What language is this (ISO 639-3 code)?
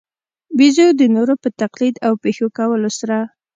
pus